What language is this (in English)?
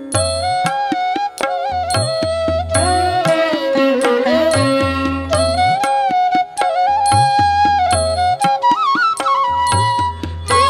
Kannada